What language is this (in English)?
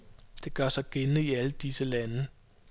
Danish